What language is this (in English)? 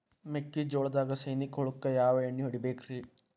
Kannada